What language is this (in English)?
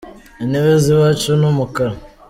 Kinyarwanda